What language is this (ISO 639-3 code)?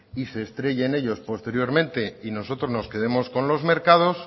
spa